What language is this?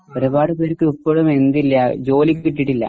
Malayalam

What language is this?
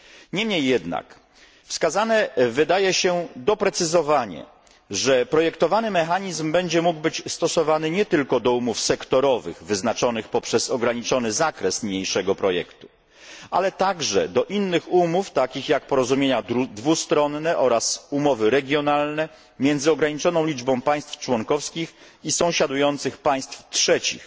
Polish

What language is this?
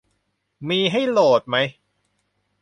Thai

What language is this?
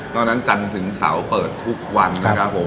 Thai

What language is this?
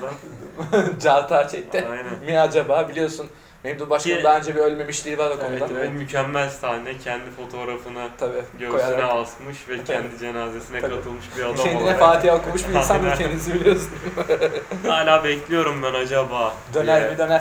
Turkish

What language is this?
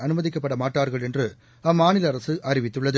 Tamil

